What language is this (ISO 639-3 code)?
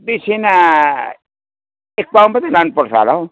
nep